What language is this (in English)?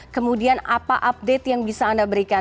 Indonesian